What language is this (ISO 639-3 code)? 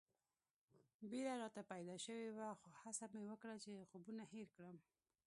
pus